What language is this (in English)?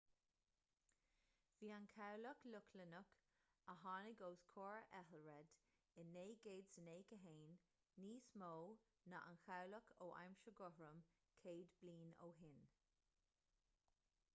Irish